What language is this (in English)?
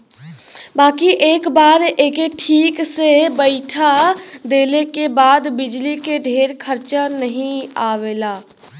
Bhojpuri